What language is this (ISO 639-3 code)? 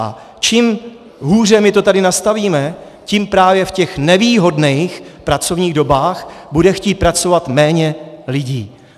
ces